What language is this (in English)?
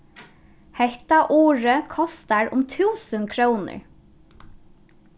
Faroese